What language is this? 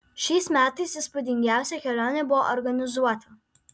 Lithuanian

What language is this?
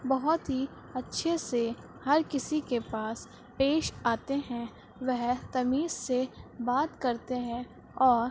Urdu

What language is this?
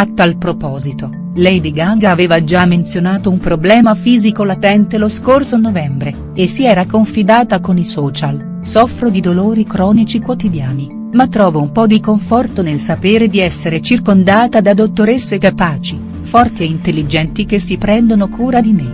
Italian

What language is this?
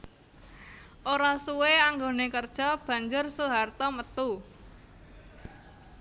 Javanese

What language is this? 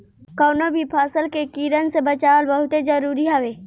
Bhojpuri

